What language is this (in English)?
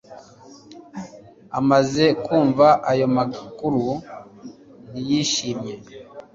Kinyarwanda